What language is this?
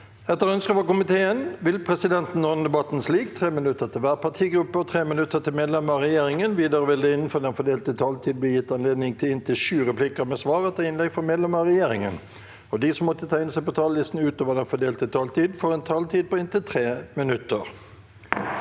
Norwegian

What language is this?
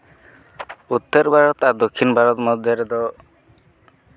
Santali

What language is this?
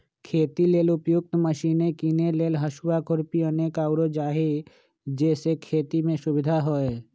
Magahi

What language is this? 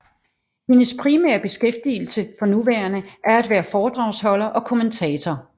Danish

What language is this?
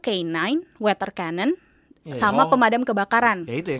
Indonesian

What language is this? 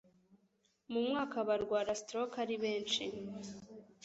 Kinyarwanda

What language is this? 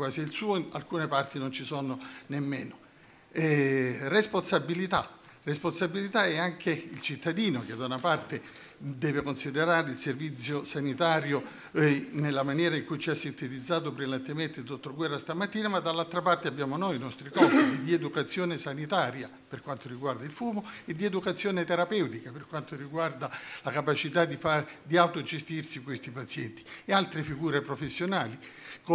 Italian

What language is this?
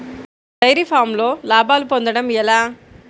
Telugu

